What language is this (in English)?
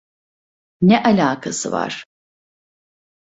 Turkish